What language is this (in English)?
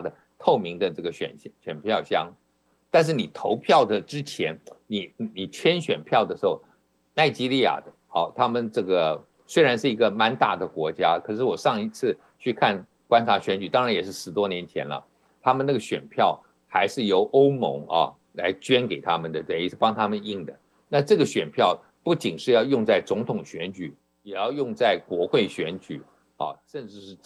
Chinese